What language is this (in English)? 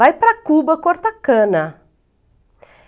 Portuguese